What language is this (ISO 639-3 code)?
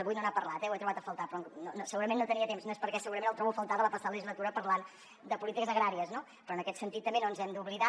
cat